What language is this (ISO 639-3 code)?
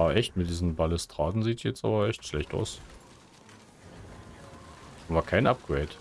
deu